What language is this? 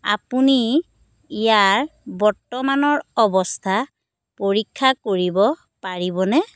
Assamese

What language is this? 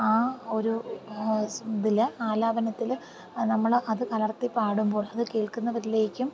Malayalam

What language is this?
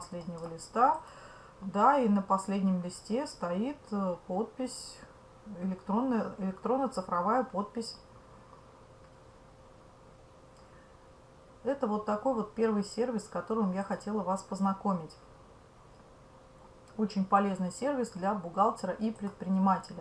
Russian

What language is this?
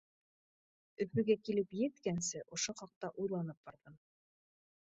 Bashkir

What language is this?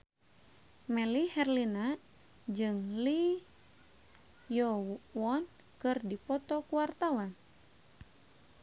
Sundanese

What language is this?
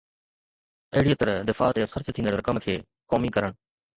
Sindhi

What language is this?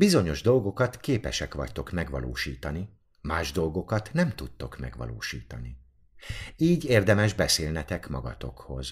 Hungarian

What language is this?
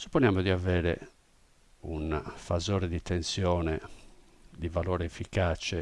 Italian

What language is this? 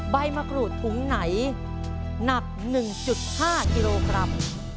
Thai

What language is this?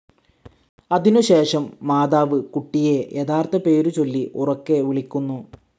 Malayalam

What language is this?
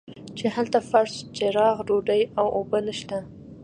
Pashto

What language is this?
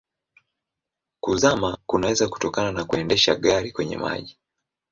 Swahili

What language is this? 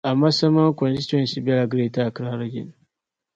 Dagbani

